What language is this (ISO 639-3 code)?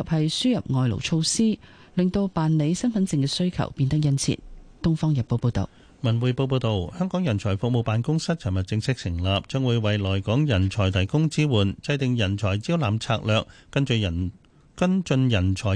zho